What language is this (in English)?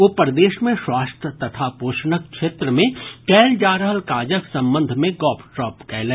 Maithili